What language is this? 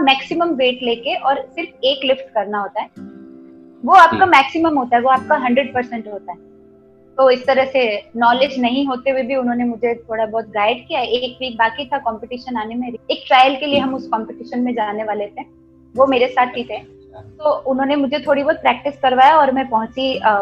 Hindi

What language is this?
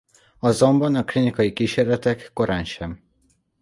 Hungarian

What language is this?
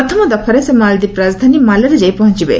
Odia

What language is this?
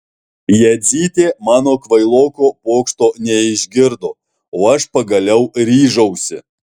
Lithuanian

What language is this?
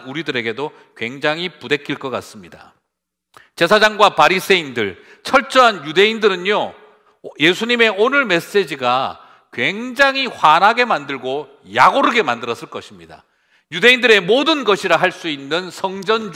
Korean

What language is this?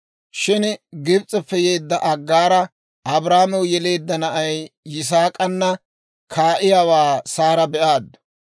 Dawro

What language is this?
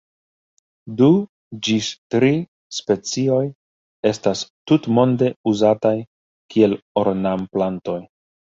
Esperanto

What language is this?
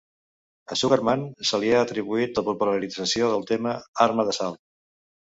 Catalan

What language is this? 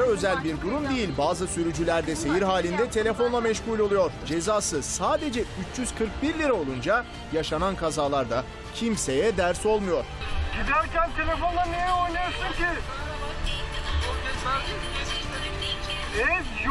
Turkish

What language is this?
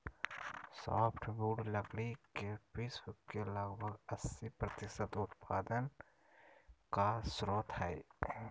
Magahi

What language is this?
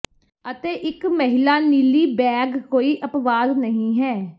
Punjabi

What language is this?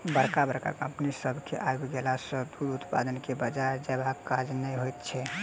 Maithili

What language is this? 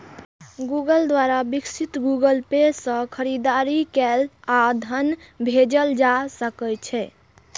Maithili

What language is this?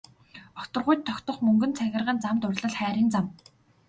Mongolian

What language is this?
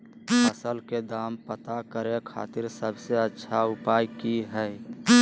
Magahi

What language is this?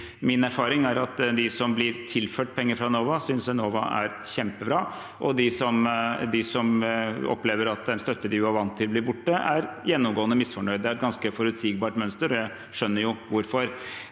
Norwegian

